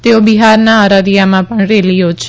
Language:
Gujarati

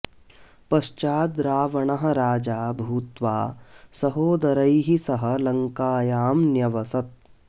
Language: Sanskrit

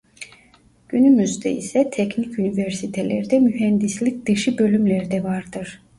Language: Turkish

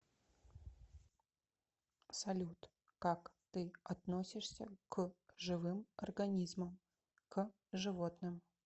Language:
Russian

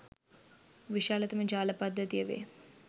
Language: Sinhala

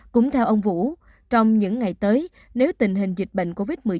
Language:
Vietnamese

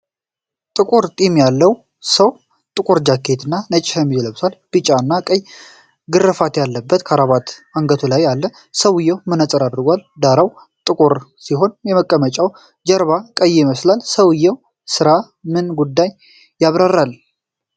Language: Amharic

